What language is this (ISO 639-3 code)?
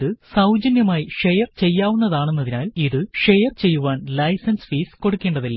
mal